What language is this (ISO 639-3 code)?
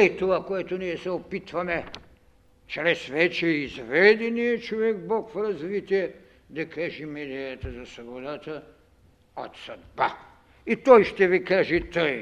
bul